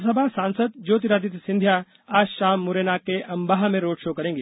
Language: Hindi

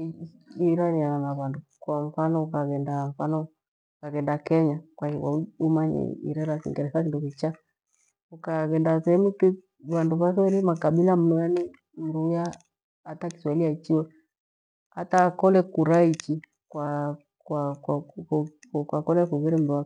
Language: Gweno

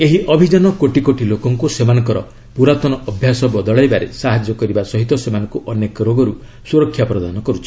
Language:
Odia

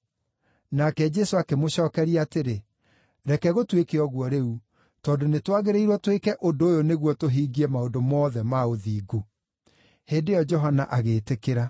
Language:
Kikuyu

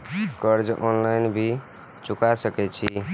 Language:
Maithili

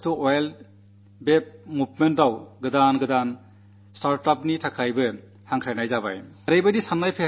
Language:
Malayalam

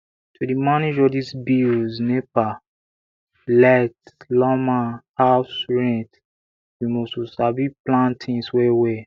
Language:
Nigerian Pidgin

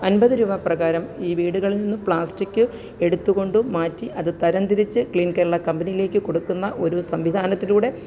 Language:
Malayalam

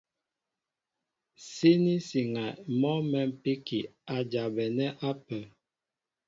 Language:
Mbo (Cameroon)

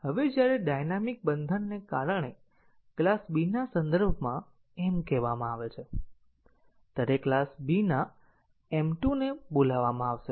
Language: Gujarati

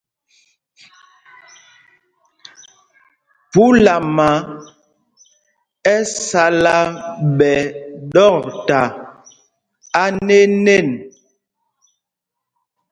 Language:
Mpumpong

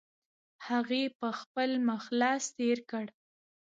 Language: Pashto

